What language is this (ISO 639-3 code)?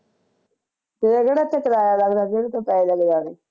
pan